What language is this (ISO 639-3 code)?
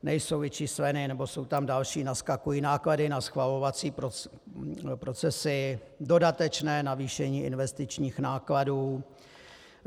ces